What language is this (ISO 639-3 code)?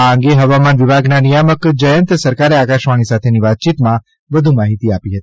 guj